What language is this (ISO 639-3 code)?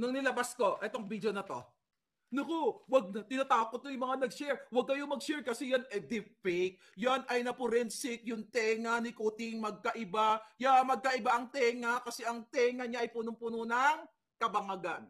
fil